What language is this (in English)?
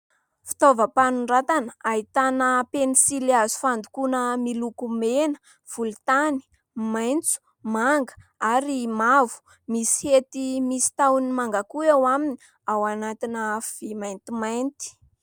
Malagasy